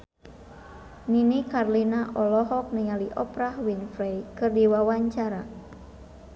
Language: Sundanese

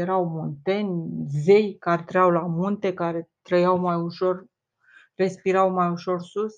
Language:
Romanian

